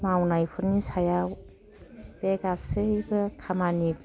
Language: Bodo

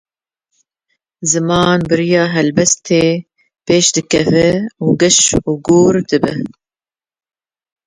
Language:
Kurdish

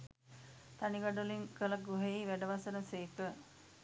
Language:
Sinhala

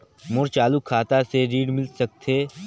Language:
Chhattisgarhi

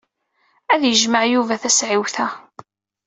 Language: Kabyle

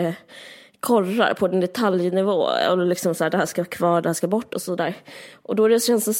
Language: Swedish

